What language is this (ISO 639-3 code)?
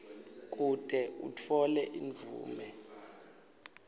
ssw